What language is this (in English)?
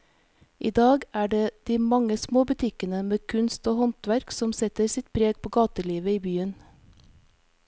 Norwegian